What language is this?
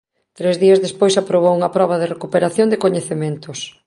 Galician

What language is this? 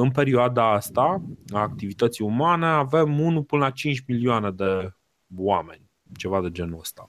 Romanian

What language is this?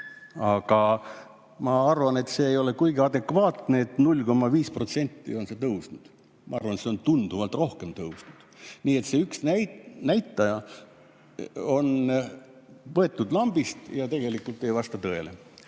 Estonian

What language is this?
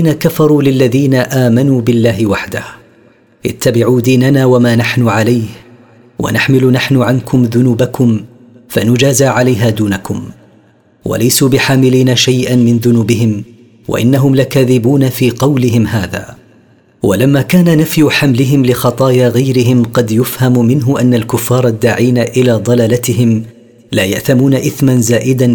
Arabic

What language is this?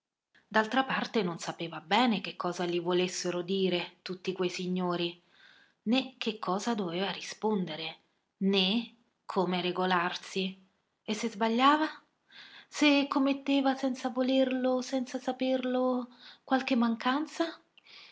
Italian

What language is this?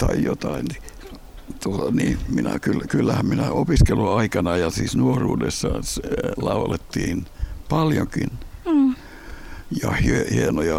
Finnish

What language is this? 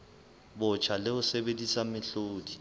Southern Sotho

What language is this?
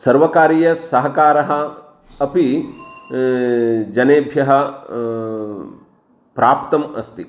Sanskrit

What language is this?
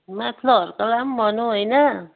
Nepali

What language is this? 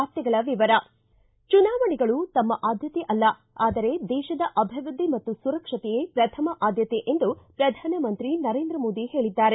Kannada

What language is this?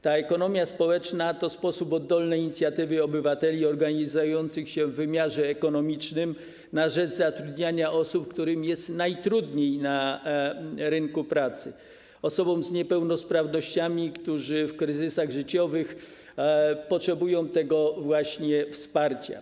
Polish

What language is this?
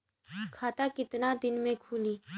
Bhojpuri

